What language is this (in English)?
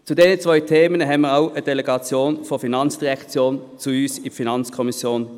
Swiss German